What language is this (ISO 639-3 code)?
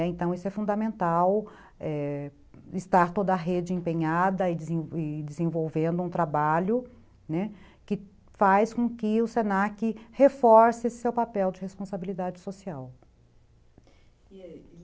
por